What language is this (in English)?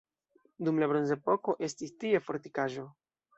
Esperanto